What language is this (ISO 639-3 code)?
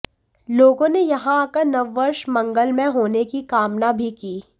hin